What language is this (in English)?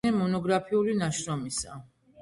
Georgian